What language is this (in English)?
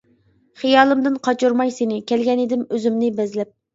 Uyghur